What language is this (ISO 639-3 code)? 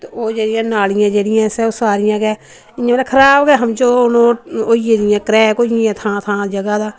doi